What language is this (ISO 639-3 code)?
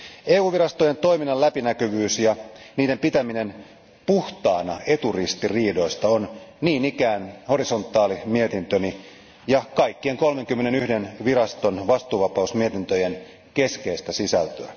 fin